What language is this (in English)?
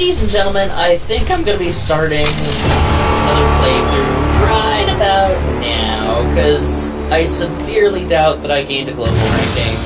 English